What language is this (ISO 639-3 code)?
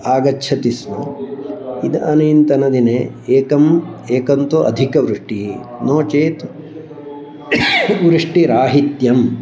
san